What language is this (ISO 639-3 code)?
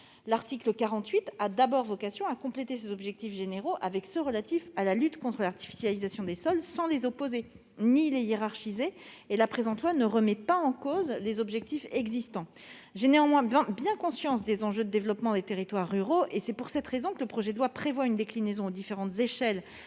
fra